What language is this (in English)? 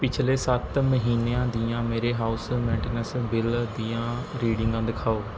Punjabi